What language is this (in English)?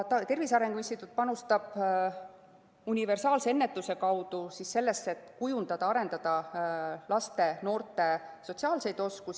Estonian